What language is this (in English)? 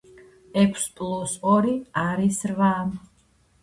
Georgian